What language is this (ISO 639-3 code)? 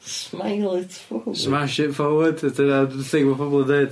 cym